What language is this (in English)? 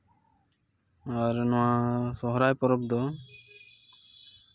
Santali